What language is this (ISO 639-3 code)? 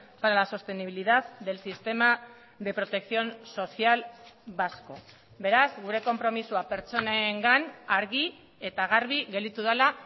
eus